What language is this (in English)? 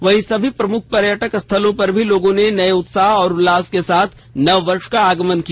Hindi